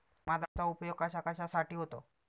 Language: Marathi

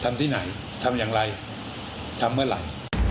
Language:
Thai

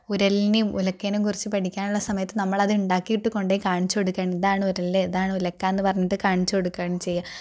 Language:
Malayalam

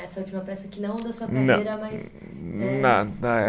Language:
Portuguese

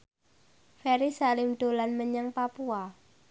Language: Javanese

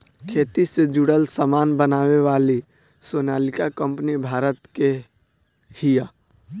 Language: Bhojpuri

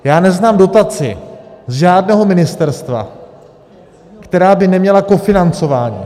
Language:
Czech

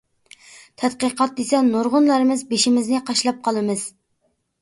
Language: Uyghur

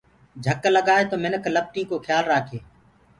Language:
Gurgula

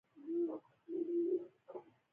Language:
Pashto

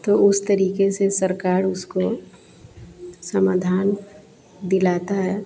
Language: Hindi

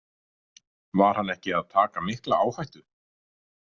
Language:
Icelandic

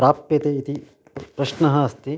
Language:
Sanskrit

